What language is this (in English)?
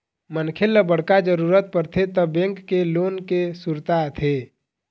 Chhattisgarhi